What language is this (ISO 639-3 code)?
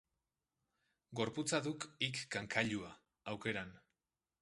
eus